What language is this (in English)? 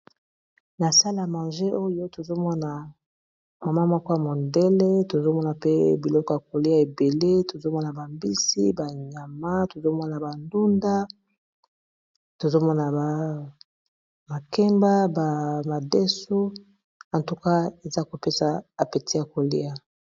Lingala